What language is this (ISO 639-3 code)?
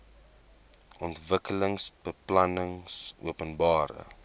afr